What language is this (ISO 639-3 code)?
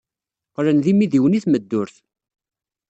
kab